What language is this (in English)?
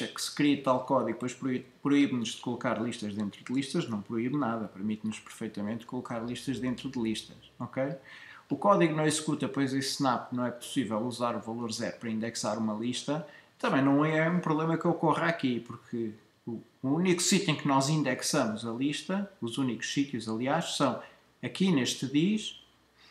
Portuguese